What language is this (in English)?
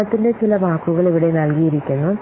Malayalam